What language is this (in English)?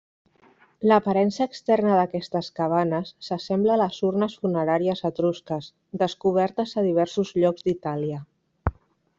Catalan